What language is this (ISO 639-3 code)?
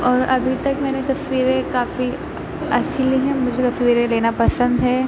urd